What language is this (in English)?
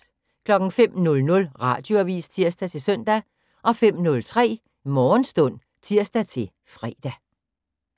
Danish